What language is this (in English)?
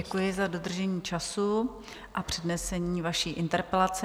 Czech